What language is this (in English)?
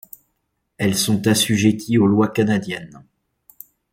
French